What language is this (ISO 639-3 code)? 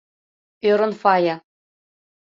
chm